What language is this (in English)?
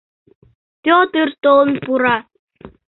Mari